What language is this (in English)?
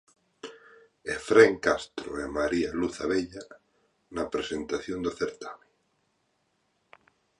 Galician